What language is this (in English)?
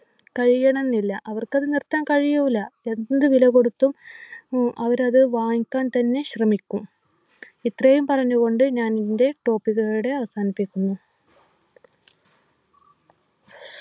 Malayalam